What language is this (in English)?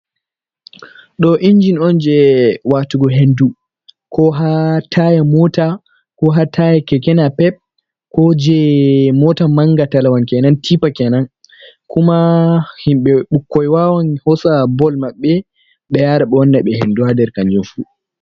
Fula